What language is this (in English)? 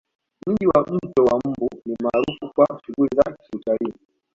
Swahili